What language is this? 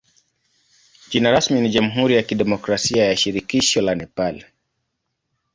Swahili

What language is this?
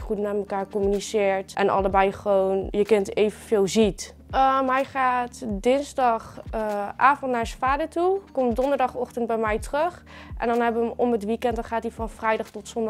Dutch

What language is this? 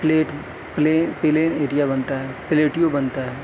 Urdu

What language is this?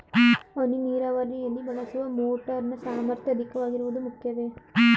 Kannada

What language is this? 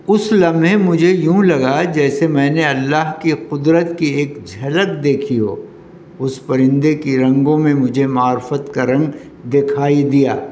Urdu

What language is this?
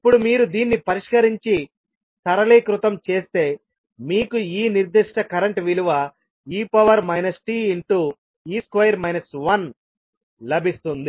Telugu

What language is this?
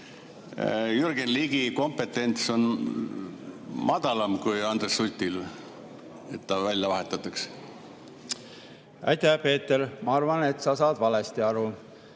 Estonian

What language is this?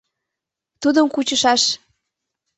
Mari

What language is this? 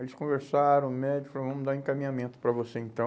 Portuguese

